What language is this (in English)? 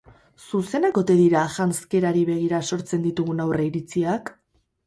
Basque